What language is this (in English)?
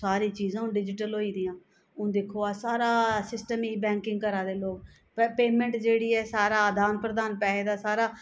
Dogri